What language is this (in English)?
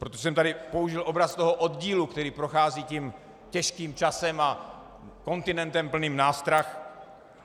Czech